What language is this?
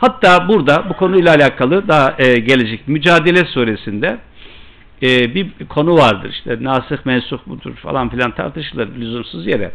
Turkish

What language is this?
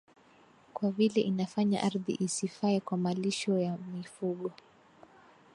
Swahili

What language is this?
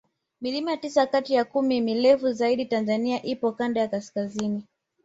Swahili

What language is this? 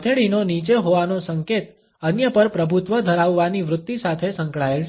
Gujarati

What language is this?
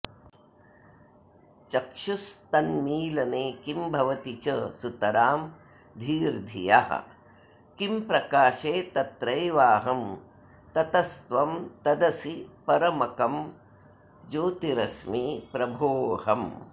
Sanskrit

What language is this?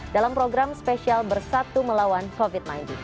Indonesian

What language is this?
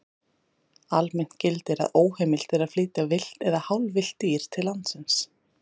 Icelandic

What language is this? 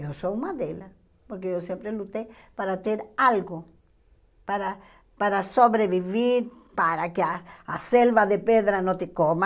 Portuguese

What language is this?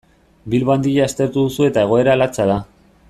Basque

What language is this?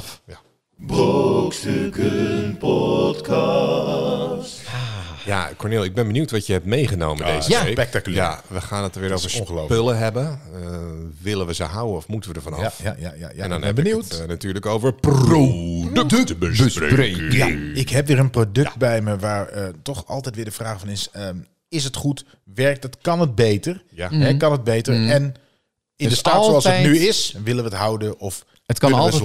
Dutch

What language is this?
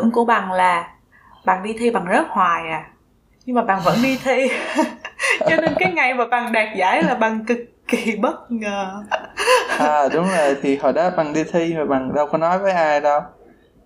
Vietnamese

